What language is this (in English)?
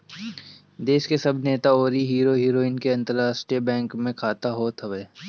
Bhojpuri